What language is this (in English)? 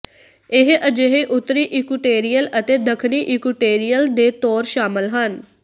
Punjabi